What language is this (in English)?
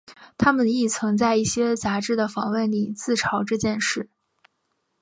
Chinese